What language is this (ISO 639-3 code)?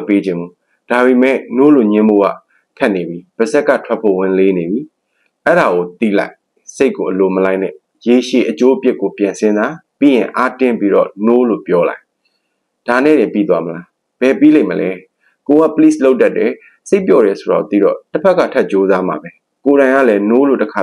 tha